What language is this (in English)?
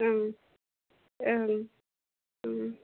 Bodo